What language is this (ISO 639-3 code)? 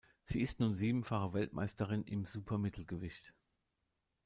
deu